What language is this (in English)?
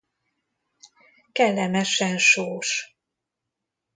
Hungarian